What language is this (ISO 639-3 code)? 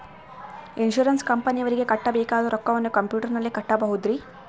kan